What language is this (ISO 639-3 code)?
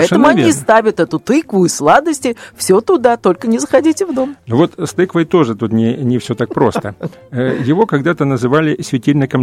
rus